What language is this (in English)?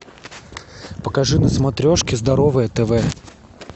Russian